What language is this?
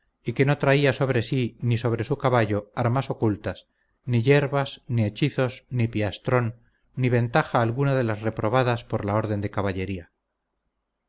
Spanish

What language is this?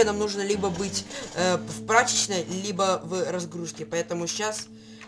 Russian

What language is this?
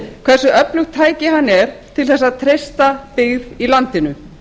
Icelandic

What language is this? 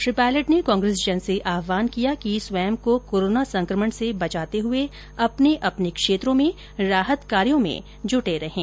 Hindi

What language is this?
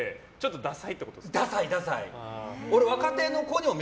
Japanese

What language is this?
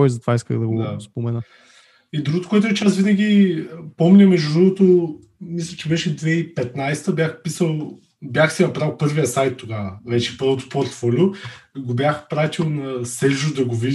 Bulgarian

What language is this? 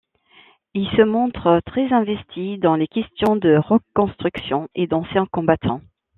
French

